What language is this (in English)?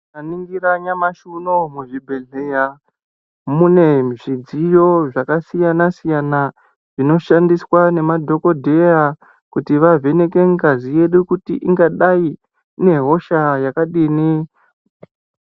Ndau